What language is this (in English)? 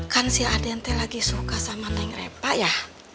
Indonesian